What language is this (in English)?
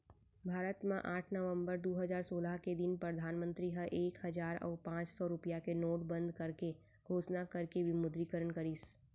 Chhattisgarhi